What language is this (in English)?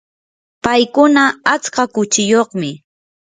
Yanahuanca Pasco Quechua